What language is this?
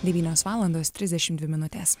Lithuanian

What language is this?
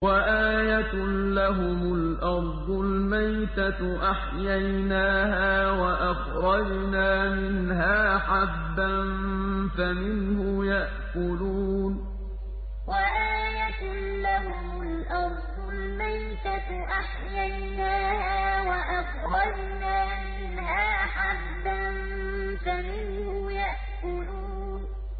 Arabic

